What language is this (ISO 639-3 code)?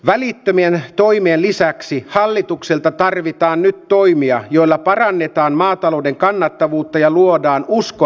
fin